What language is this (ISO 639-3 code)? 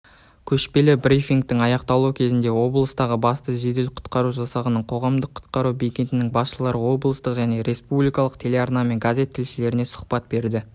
kaz